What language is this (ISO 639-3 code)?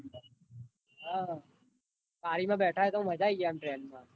guj